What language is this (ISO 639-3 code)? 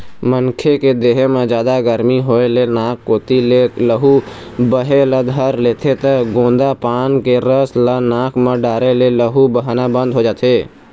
hne